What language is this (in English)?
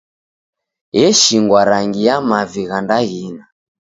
Taita